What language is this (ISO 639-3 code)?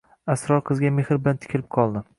uzb